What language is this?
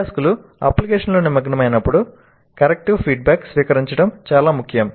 Telugu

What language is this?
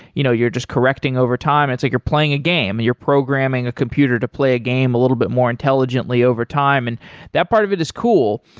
English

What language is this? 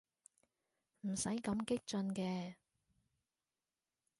Cantonese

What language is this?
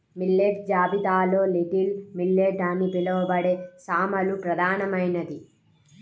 Telugu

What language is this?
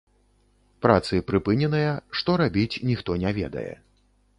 Belarusian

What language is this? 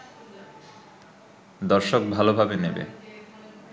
Bangla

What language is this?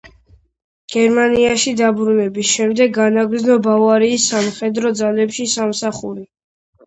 Georgian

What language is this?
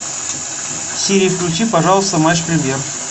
Russian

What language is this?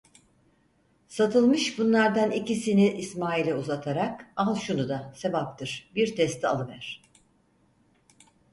Turkish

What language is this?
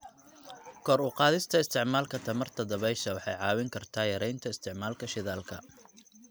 Somali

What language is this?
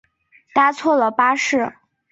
Chinese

